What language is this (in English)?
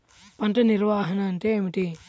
Telugu